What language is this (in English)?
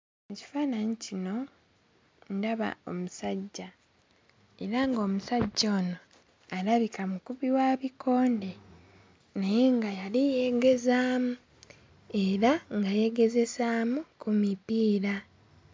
Ganda